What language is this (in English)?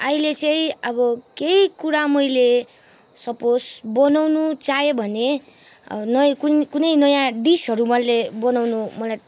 Nepali